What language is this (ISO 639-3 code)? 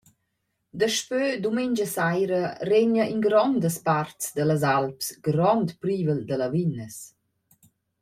roh